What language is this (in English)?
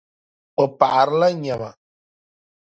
Dagbani